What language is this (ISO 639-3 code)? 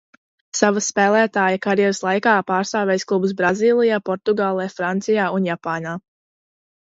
lav